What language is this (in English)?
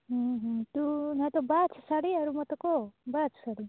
Odia